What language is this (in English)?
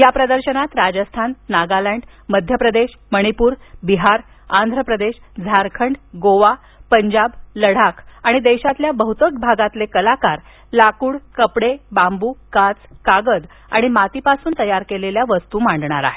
Marathi